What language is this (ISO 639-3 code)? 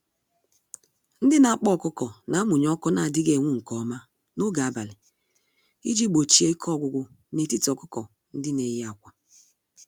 ibo